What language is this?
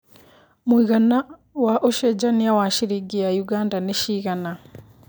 Kikuyu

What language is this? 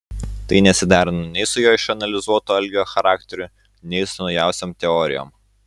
Lithuanian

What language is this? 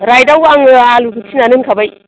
Bodo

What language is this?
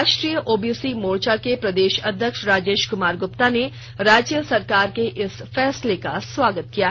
Hindi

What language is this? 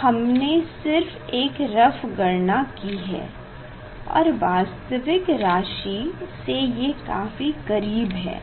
Hindi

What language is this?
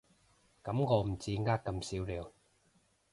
Cantonese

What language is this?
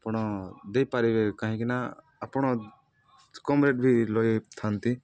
Odia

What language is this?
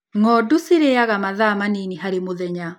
Kikuyu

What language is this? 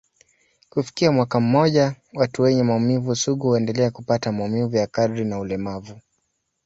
Swahili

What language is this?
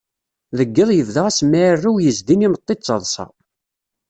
Kabyle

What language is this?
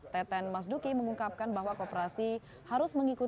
Indonesian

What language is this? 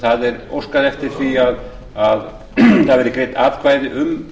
Icelandic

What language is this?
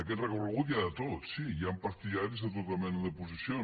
Catalan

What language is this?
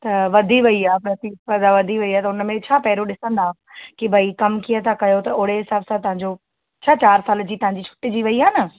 Sindhi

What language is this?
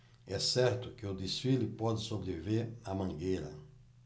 Portuguese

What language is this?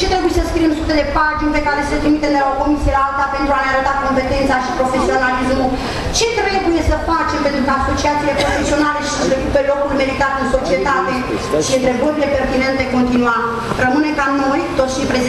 Romanian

